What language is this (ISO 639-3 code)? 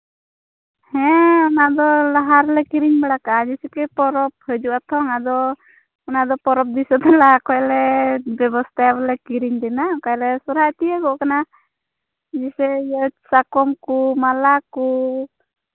sat